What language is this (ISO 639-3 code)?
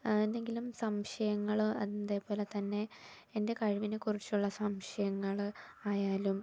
mal